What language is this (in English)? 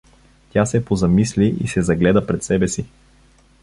Bulgarian